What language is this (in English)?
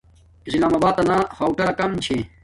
Domaaki